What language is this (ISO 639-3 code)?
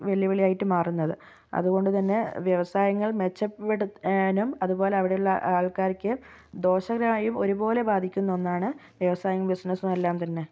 mal